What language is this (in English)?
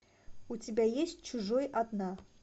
Russian